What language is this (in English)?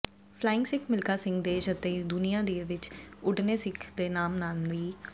Punjabi